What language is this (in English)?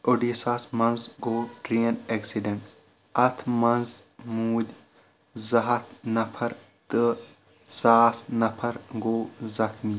Kashmiri